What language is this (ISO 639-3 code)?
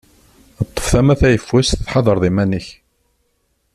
kab